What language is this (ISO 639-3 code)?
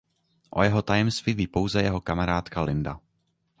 ces